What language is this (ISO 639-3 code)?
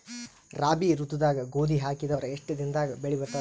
kan